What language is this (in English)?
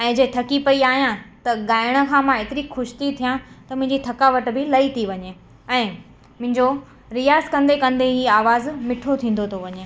Sindhi